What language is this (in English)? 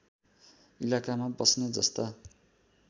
Nepali